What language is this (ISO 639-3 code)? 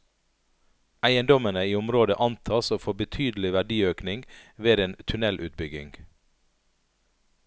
nor